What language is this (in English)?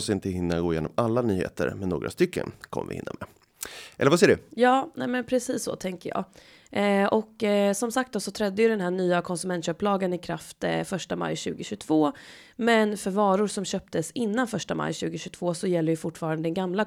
Swedish